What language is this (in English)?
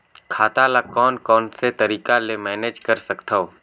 Chhattisgarhi